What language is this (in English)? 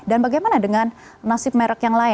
Indonesian